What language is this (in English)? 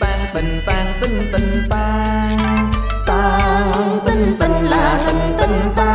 Vietnamese